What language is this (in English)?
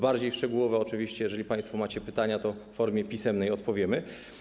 Polish